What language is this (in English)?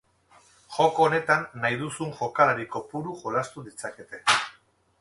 Basque